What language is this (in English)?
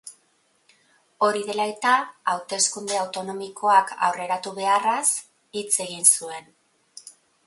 Basque